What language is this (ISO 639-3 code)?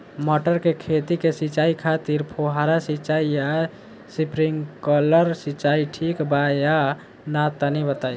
bho